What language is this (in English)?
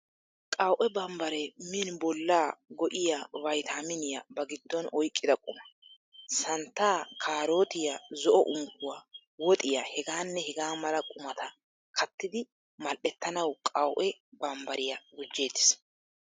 Wolaytta